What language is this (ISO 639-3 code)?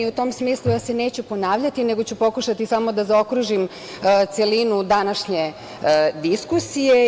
srp